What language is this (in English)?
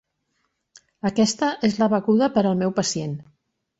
Catalan